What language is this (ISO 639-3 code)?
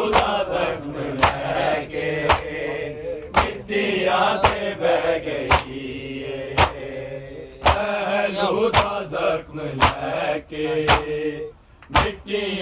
urd